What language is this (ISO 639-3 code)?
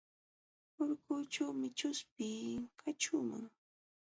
qxw